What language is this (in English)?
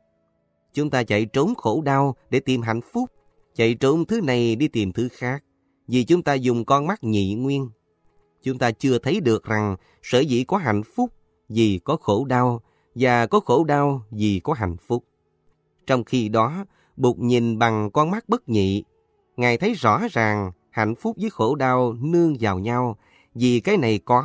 Vietnamese